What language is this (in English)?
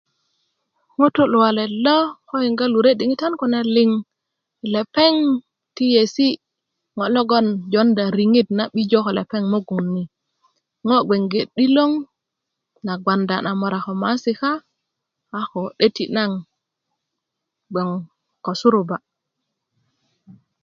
Kuku